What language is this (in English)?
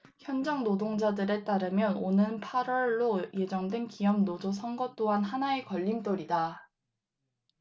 Korean